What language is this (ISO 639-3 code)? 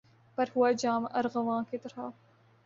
urd